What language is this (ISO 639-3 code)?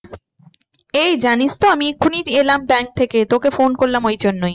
ben